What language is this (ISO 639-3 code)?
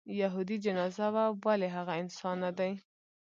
pus